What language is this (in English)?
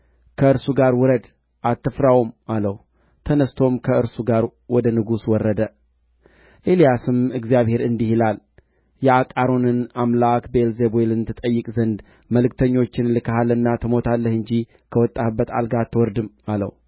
Amharic